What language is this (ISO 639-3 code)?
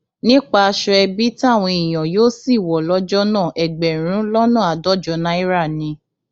yor